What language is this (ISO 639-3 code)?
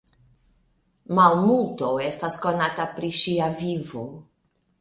epo